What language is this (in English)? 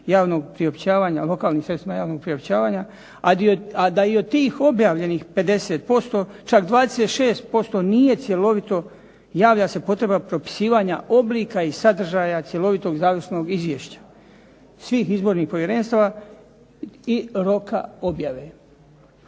Croatian